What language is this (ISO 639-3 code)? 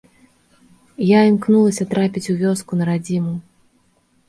bel